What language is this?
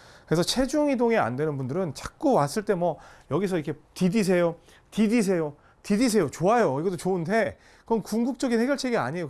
Korean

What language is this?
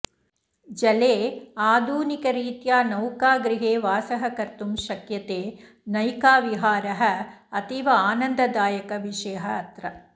Sanskrit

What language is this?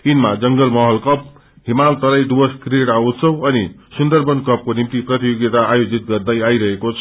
Nepali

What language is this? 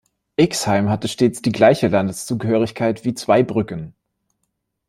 German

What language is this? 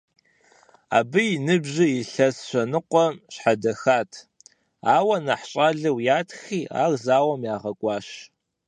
Kabardian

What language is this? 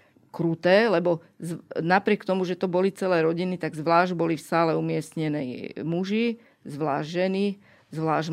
Slovak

